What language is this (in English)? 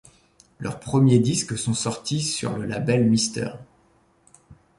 French